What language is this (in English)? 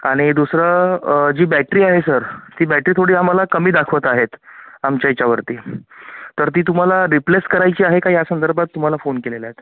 Marathi